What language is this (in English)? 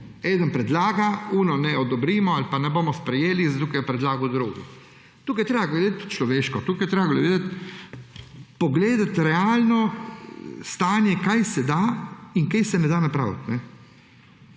Slovenian